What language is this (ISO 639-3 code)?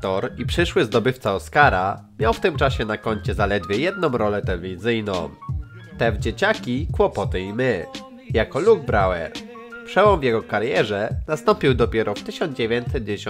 pol